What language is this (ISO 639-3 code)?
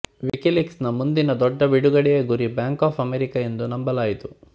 kan